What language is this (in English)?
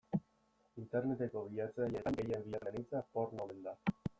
Basque